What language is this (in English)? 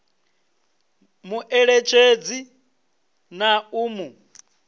Venda